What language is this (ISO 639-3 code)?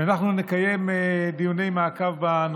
heb